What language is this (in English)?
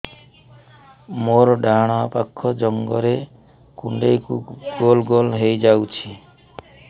Odia